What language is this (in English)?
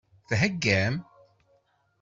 Kabyle